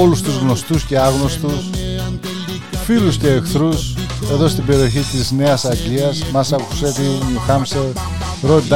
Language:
Greek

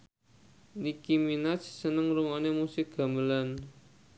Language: Javanese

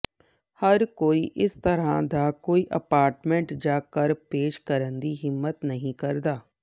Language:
Punjabi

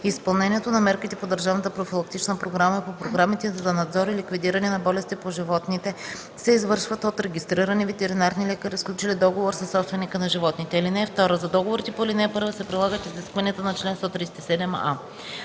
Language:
Bulgarian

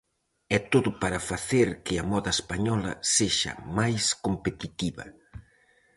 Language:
Galician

